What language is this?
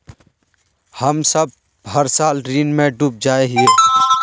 Magahi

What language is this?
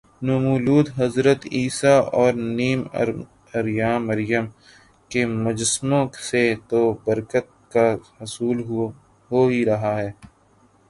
Urdu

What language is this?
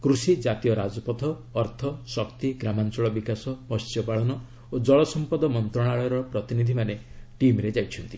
Odia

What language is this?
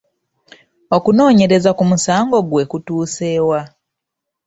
Ganda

